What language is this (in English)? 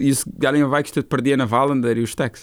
Lithuanian